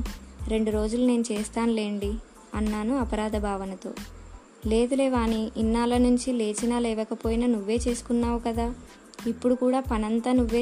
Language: Telugu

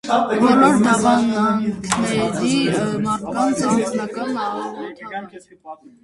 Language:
Armenian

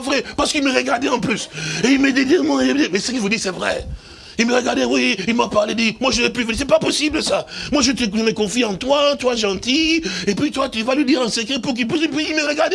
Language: French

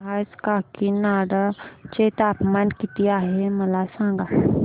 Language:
Marathi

